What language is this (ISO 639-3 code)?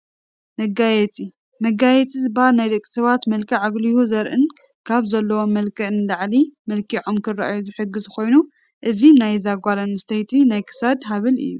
tir